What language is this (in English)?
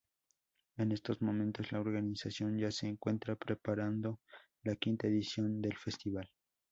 Spanish